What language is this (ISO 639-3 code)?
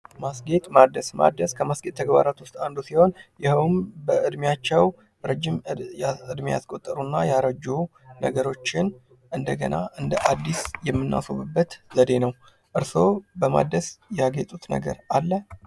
amh